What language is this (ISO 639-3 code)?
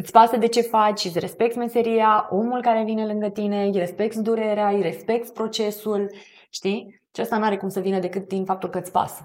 ron